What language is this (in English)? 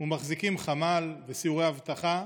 Hebrew